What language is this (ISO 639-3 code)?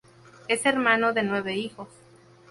spa